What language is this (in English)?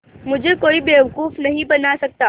Hindi